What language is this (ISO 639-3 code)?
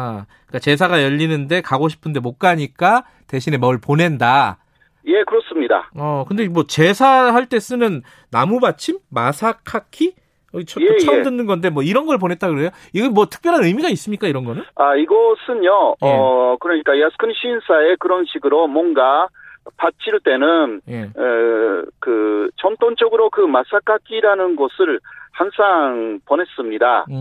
kor